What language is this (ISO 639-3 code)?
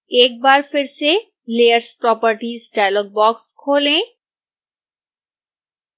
hin